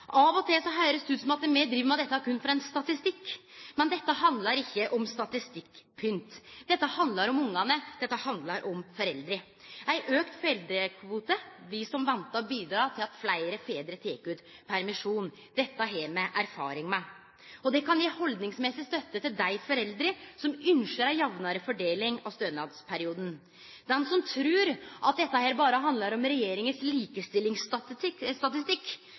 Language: Norwegian Nynorsk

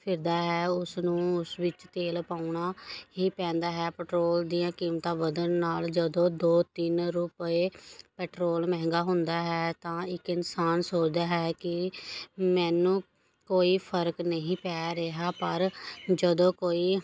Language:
Punjabi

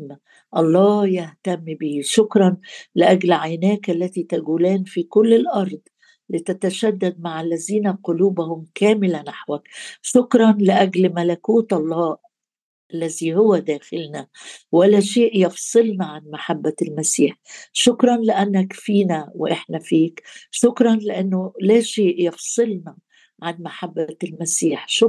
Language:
Arabic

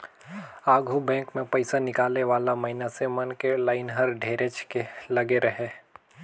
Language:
Chhattisgarhi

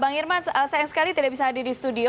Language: Indonesian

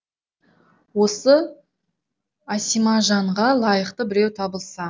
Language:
Kazakh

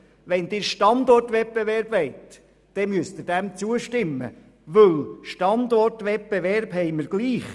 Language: Swiss German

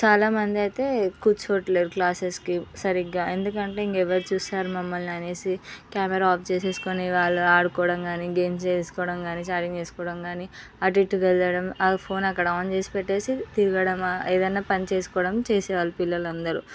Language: Telugu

